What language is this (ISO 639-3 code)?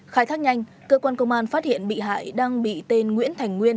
vie